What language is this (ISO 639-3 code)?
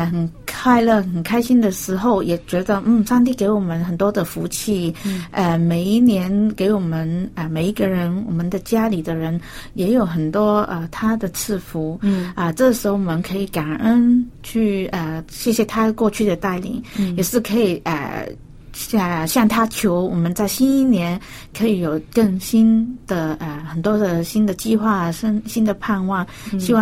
zho